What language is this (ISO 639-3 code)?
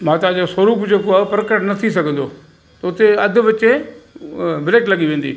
snd